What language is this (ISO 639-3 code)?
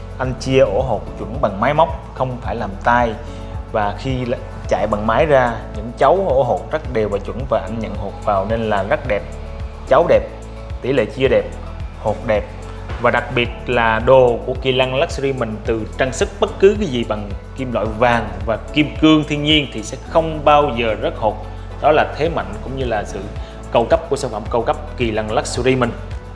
vie